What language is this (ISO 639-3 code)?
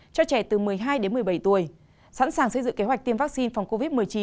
vie